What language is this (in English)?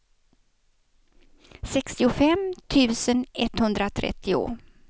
Swedish